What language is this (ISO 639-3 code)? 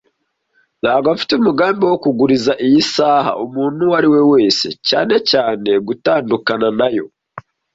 kin